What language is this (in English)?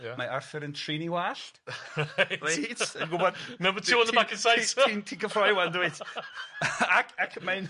Welsh